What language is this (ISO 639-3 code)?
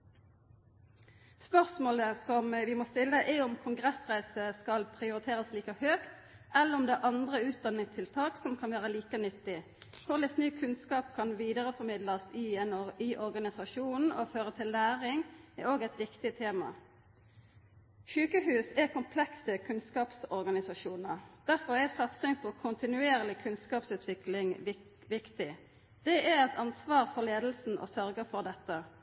nno